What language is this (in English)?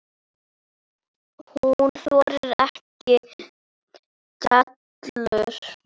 Icelandic